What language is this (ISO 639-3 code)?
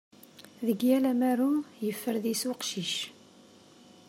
kab